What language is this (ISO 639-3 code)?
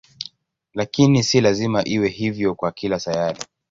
swa